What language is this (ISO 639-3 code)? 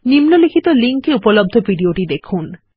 ben